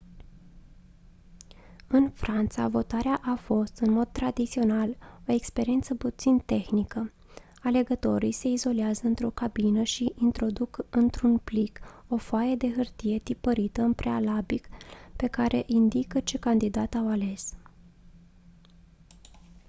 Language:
Romanian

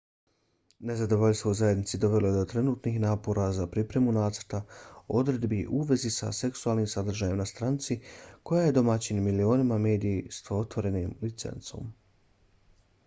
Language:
Bosnian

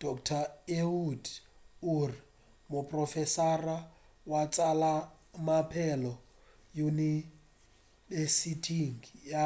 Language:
Northern Sotho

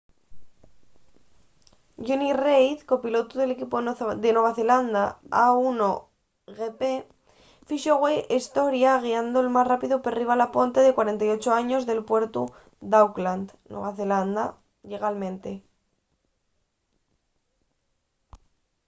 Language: Asturian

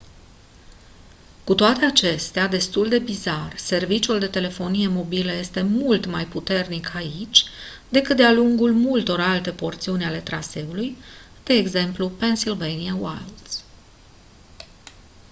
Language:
Romanian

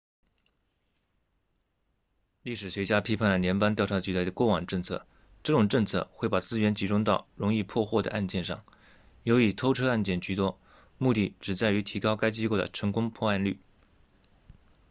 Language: Chinese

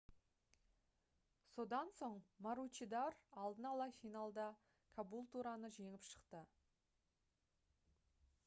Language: Kazakh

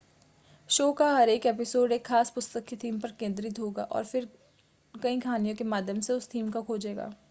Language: Hindi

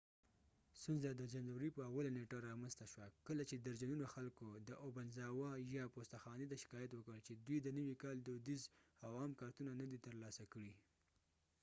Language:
Pashto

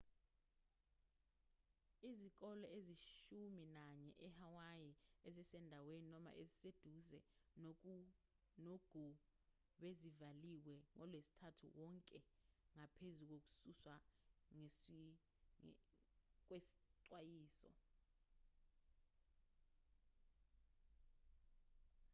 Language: Zulu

